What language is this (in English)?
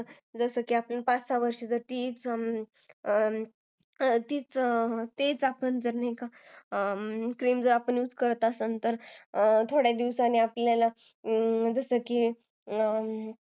Marathi